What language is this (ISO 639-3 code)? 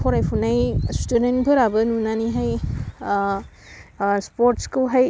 brx